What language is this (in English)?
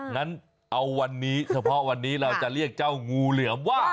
Thai